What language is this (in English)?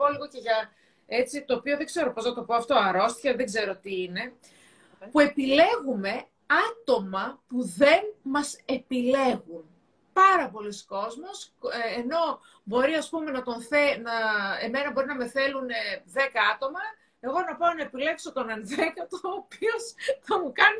Greek